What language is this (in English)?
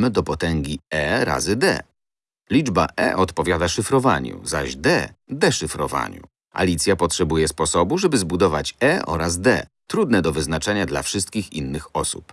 Polish